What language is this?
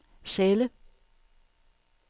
Danish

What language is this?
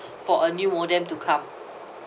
English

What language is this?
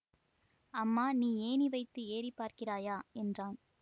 Tamil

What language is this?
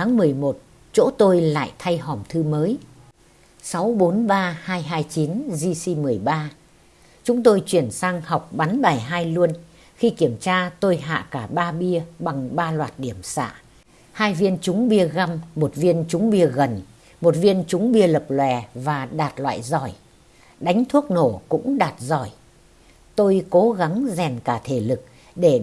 Vietnamese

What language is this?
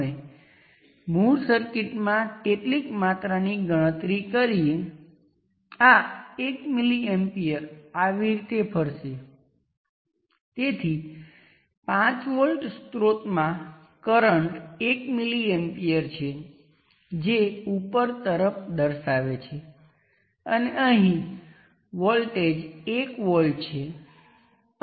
Gujarati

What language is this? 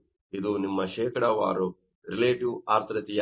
Kannada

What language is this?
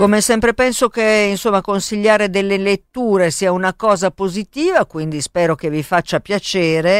Italian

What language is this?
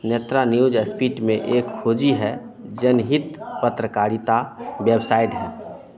Hindi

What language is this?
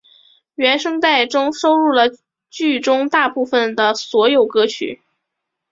Chinese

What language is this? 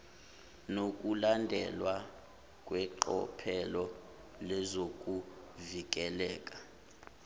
Zulu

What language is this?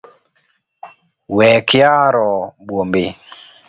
Luo (Kenya and Tanzania)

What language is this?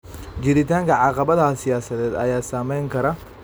Somali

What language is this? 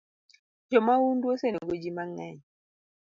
Luo (Kenya and Tanzania)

